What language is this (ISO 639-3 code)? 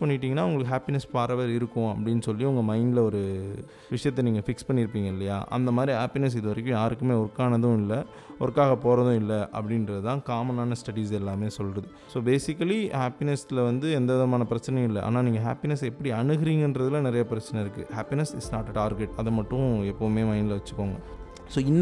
tam